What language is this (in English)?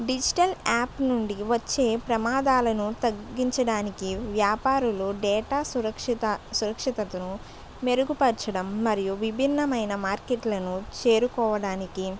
Telugu